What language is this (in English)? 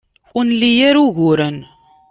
Kabyle